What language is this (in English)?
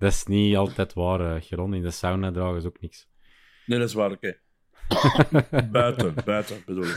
Dutch